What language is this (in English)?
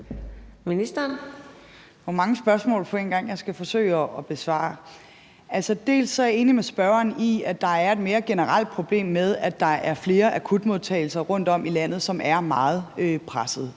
Danish